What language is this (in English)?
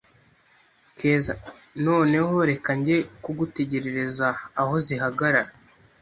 Kinyarwanda